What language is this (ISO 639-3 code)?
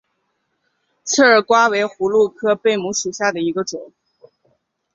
zho